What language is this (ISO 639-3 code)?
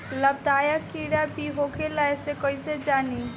bho